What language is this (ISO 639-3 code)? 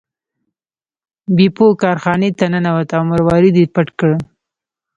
pus